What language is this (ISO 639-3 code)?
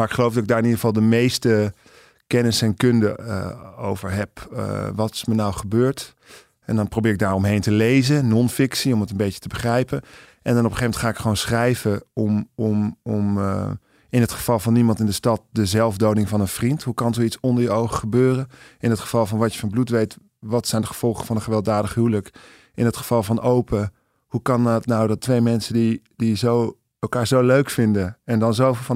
nld